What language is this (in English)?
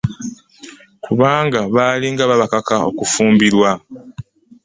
Ganda